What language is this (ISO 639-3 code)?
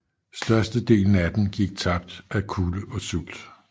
dan